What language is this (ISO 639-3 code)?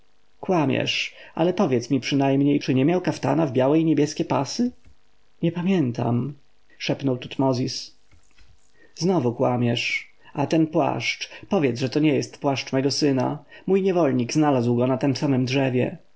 pol